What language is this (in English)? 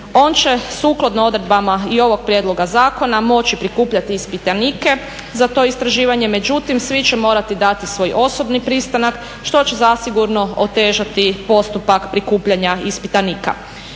Croatian